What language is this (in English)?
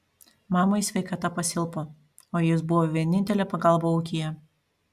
Lithuanian